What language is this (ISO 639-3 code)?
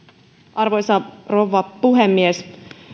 fin